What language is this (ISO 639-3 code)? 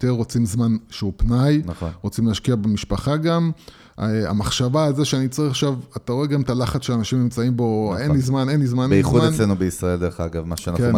heb